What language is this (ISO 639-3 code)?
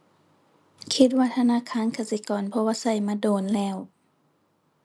tha